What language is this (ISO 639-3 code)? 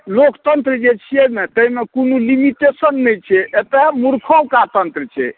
mai